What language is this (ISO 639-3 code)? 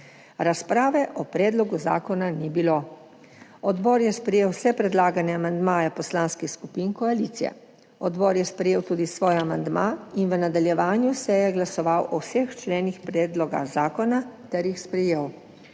slv